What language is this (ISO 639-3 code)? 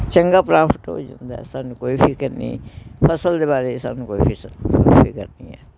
pan